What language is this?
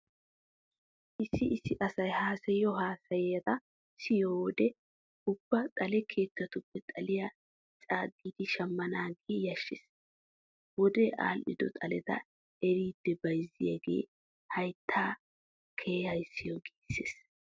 Wolaytta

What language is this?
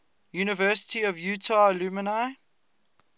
English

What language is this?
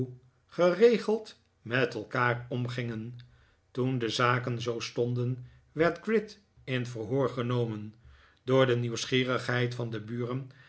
Dutch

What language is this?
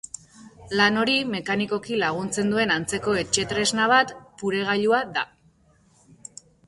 Basque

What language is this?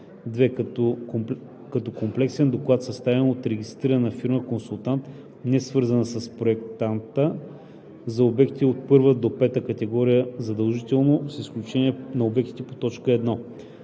Bulgarian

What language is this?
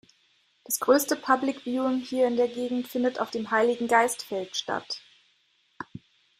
German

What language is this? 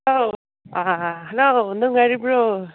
Manipuri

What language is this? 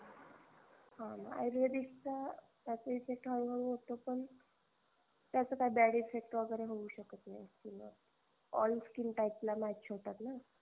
Marathi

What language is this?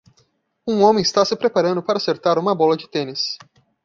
Portuguese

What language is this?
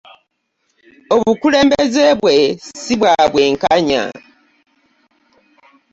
Ganda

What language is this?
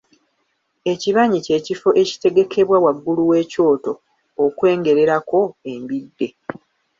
Ganda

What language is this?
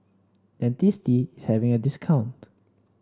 English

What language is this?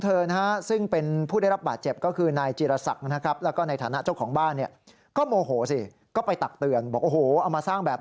Thai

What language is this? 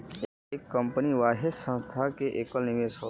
Bhojpuri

